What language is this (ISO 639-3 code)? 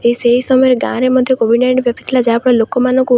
ori